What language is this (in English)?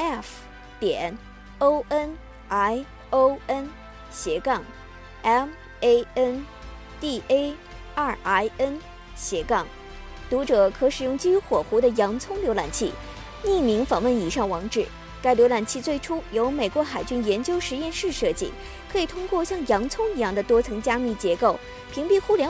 Chinese